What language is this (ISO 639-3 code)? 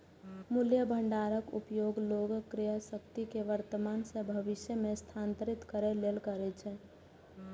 mai